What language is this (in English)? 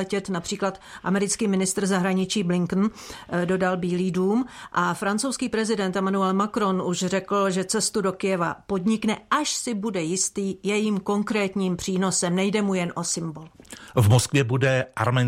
Czech